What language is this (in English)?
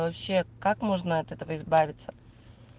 Russian